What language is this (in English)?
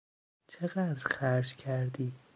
Persian